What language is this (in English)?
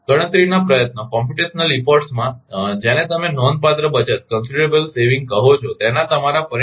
Gujarati